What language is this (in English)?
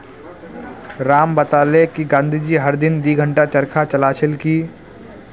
Magahi